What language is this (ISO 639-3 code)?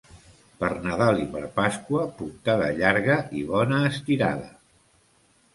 cat